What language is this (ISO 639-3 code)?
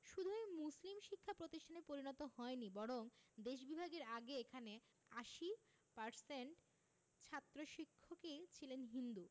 ben